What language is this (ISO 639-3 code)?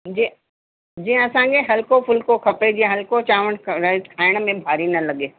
snd